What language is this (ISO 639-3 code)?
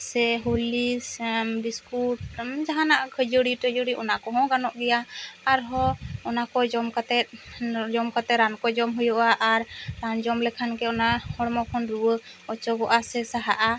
sat